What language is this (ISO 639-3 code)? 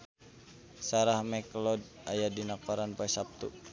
sun